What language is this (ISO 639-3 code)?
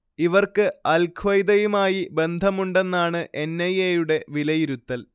mal